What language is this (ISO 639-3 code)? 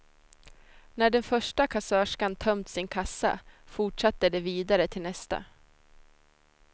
swe